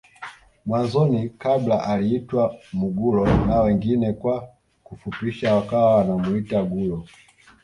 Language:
Swahili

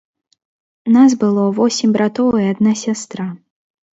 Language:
Belarusian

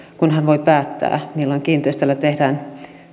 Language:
Finnish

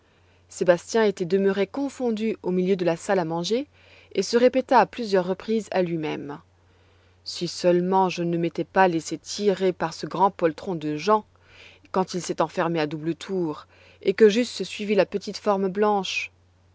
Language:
French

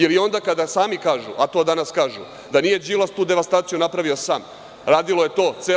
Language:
Serbian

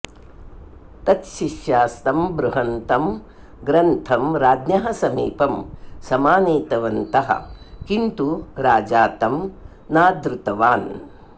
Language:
Sanskrit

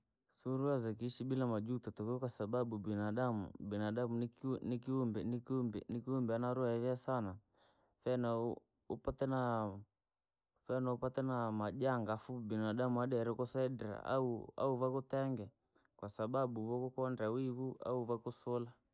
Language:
Langi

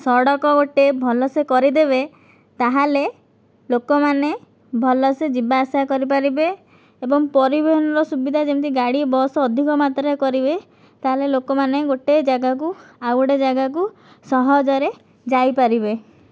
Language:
Odia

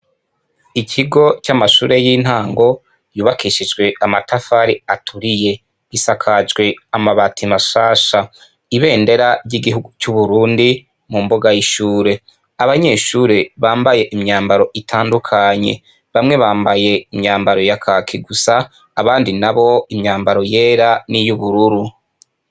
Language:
Rundi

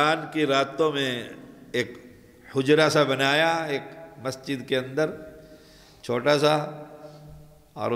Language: Arabic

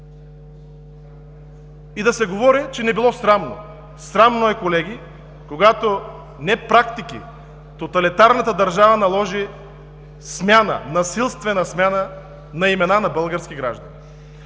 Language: Bulgarian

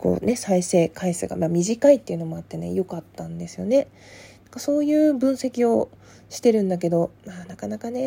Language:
Japanese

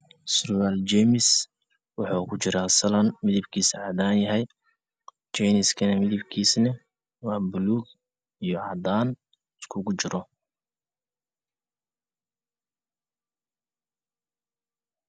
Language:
Somali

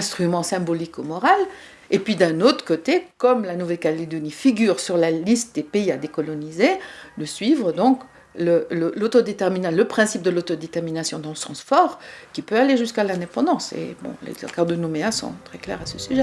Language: French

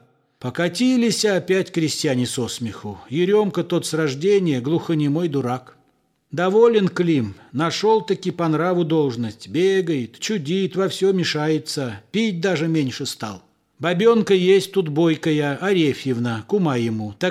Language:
Russian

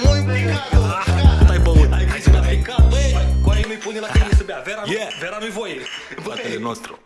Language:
Romanian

